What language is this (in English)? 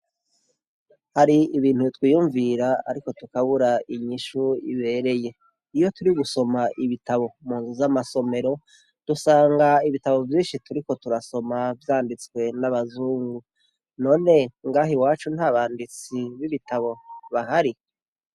Rundi